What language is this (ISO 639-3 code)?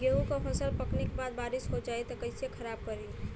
bho